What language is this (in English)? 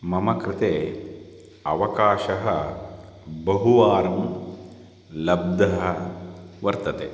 Sanskrit